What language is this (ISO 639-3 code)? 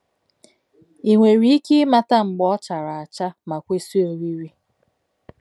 ibo